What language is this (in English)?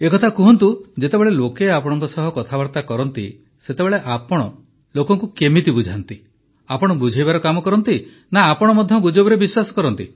Odia